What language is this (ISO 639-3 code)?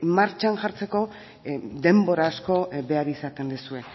eus